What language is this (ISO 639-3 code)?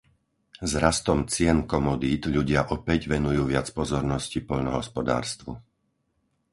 slk